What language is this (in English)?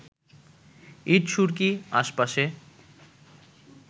Bangla